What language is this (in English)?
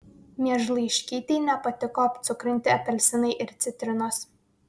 Lithuanian